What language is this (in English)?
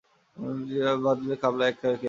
Bangla